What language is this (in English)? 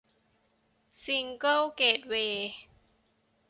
Thai